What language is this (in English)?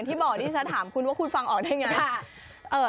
Thai